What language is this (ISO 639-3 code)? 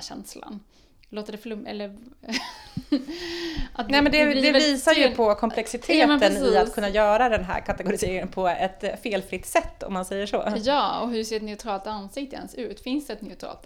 swe